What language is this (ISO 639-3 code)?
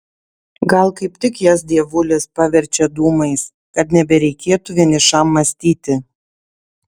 lit